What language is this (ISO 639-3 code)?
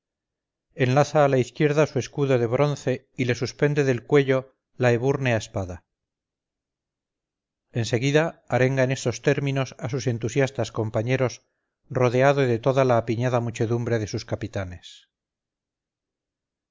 spa